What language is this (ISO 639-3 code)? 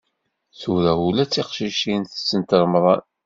kab